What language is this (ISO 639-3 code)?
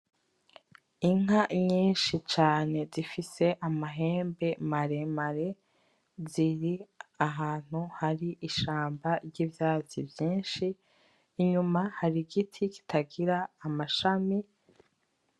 run